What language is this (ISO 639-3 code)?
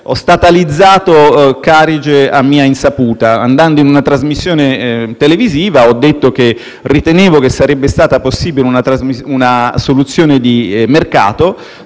ita